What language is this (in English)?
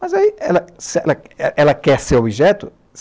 Portuguese